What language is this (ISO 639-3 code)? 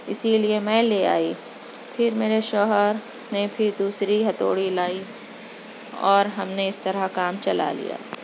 urd